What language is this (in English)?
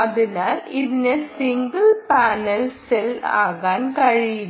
Malayalam